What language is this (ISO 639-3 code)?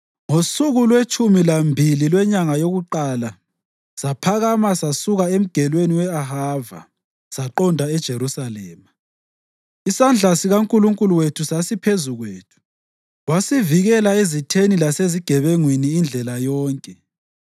nde